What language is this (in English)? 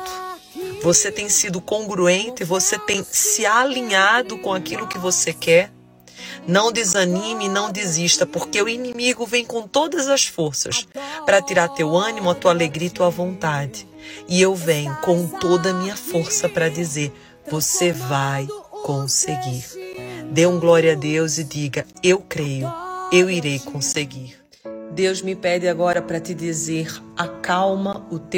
Portuguese